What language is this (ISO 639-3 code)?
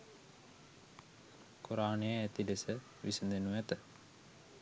sin